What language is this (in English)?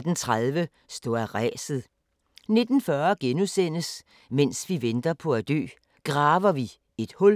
Danish